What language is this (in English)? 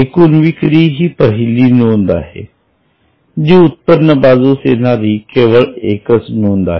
Marathi